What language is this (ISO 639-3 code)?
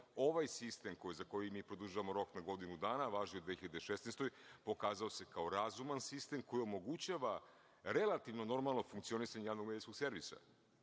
srp